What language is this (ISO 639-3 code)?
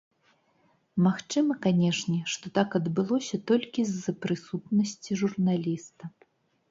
bel